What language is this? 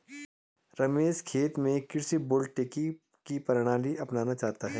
Hindi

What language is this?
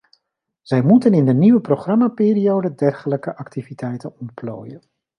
Dutch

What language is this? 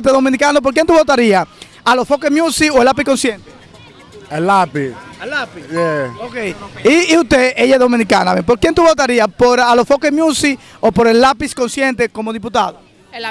Spanish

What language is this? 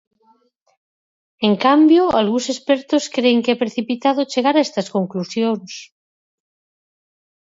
Galician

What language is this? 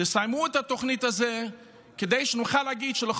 Hebrew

